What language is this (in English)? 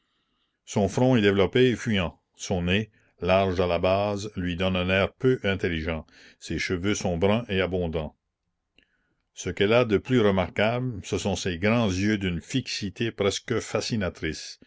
French